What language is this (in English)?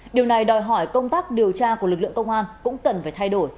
Vietnamese